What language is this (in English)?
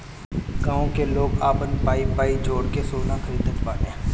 Bhojpuri